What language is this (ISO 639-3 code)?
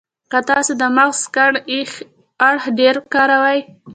pus